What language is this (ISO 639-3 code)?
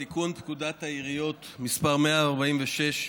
heb